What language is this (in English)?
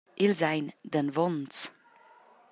Romansh